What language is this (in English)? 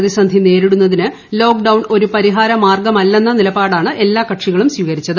Malayalam